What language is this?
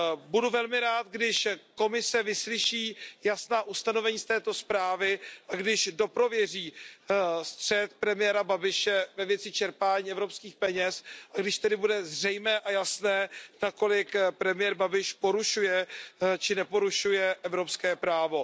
Czech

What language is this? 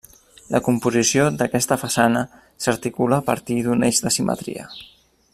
Catalan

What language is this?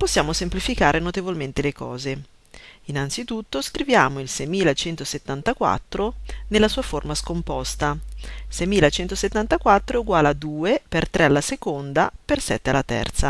Italian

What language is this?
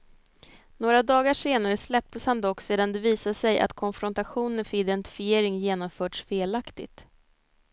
Swedish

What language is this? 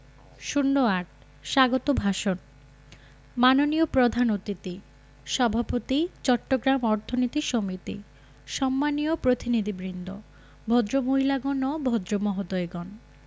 Bangla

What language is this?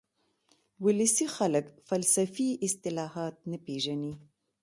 Pashto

